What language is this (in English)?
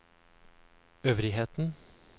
Norwegian